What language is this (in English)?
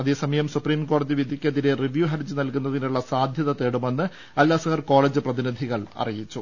Malayalam